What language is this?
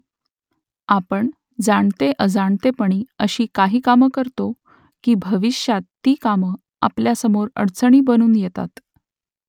Marathi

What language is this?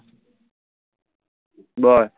Bangla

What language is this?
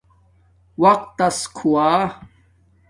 Domaaki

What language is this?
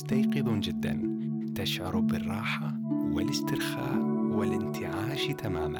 Arabic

